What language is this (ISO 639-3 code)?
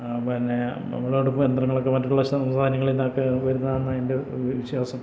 mal